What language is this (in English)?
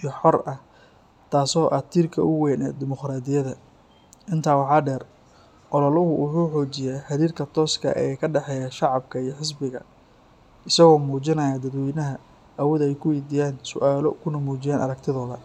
Somali